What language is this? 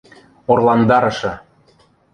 Western Mari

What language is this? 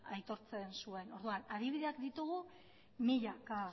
Basque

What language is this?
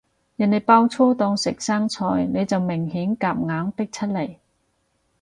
Cantonese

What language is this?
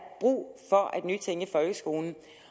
Danish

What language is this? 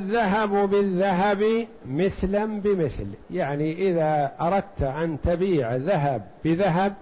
Arabic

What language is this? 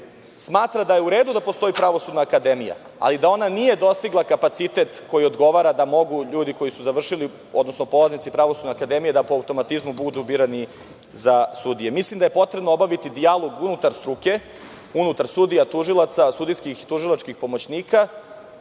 Serbian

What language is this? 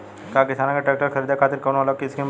Bhojpuri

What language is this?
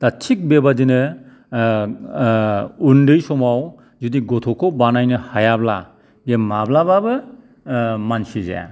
Bodo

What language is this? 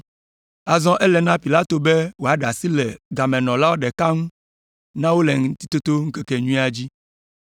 Ewe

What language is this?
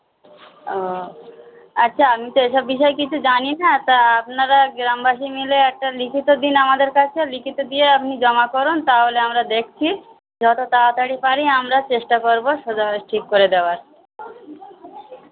Bangla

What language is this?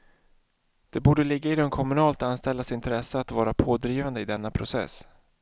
Swedish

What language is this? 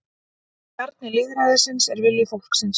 Icelandic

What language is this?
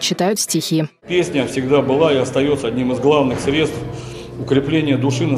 Russian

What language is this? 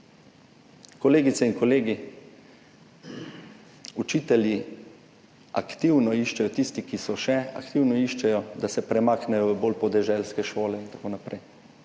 Slovenian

